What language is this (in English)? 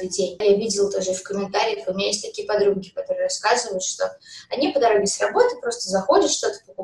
Russian